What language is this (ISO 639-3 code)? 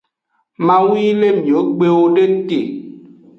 ajg